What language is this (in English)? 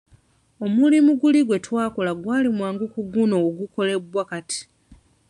Ganda